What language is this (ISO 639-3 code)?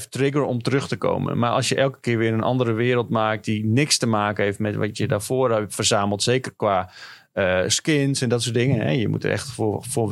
nld